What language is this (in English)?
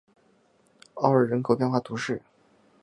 Chinese